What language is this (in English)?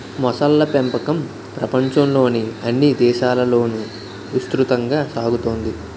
Telugu